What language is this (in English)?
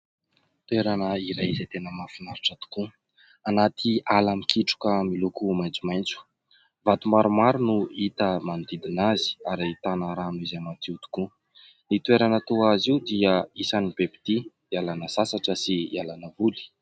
Malagasy